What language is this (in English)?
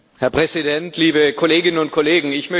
German